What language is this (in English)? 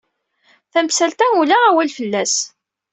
Kabyle